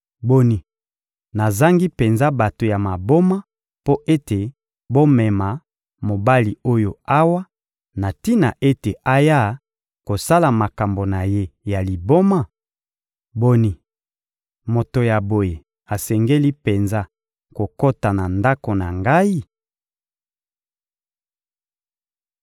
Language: Lingala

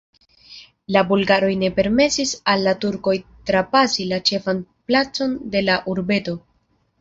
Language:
Esperanto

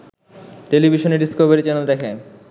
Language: Bangla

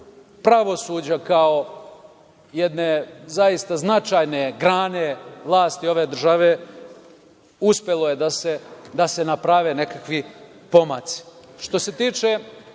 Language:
Serbian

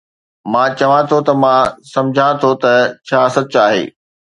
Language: Sindhi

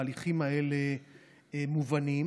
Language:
Hebrew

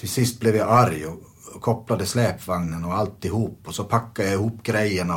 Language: Swedish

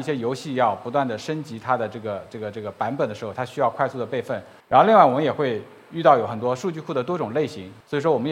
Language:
Chinese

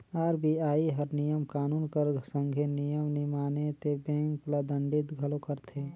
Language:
Chhattisgarhi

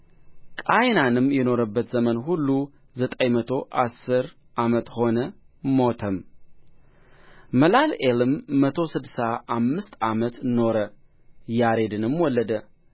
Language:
Amharic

